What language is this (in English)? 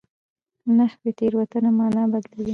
Pashto